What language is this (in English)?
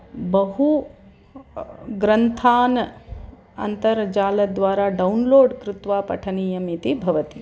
Sanskrit